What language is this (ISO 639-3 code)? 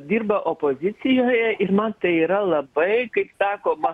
lit